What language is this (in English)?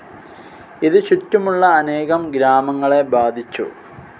Malayalam